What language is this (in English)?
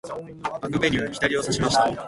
Japanese